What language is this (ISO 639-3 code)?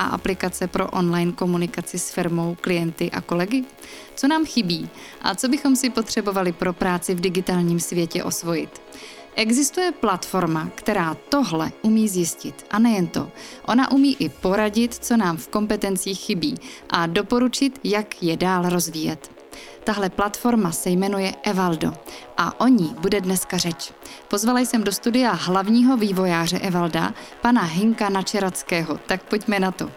ces